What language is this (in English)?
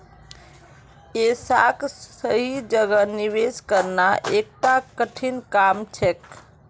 Magahi